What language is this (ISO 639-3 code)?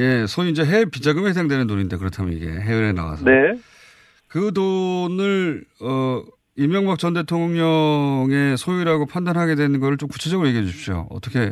kor